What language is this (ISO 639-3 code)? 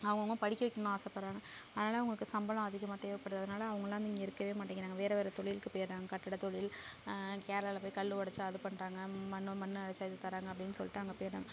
tam